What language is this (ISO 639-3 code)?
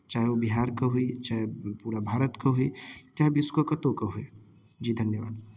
mai